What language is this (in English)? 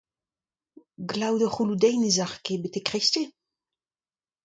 Breton